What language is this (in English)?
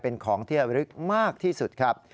Thai